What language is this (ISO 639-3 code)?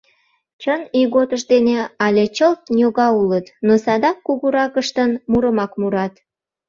chm